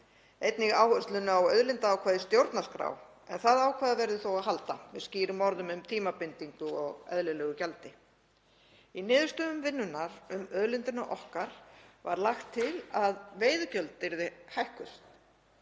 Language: Icelandic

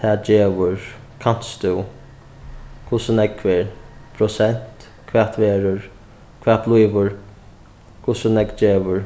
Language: Faroese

